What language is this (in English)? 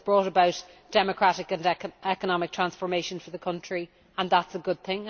English